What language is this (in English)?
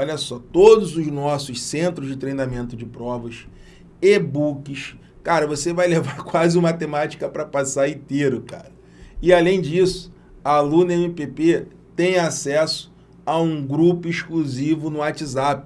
Portuguese